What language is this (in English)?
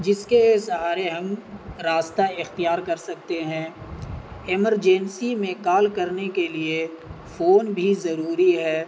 Urdu